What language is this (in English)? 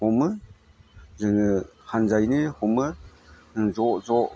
Bodo